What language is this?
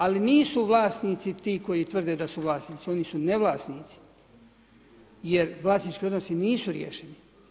Croatian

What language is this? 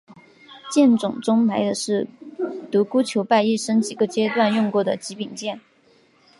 Chinese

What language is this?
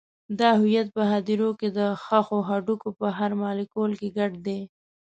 Pashto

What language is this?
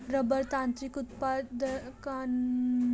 Marathi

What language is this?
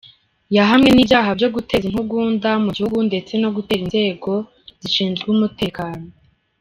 Kinyarwanda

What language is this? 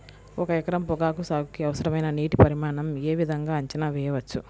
Telugu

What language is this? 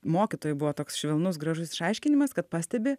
Lithuanian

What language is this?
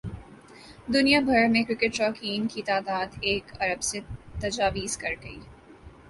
Urdu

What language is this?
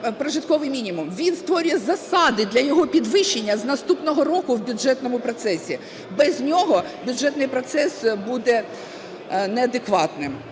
Ukrainian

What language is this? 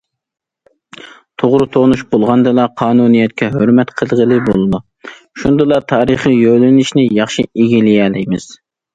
Uyghur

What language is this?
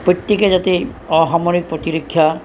Assamese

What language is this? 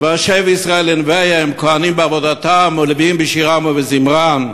Hebrew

